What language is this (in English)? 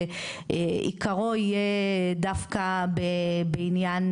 Hebrew